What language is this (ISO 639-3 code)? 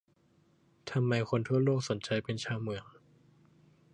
tha